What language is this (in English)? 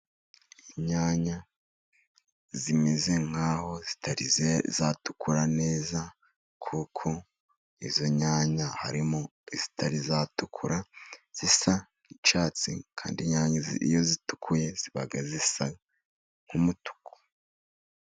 Kinyarwanda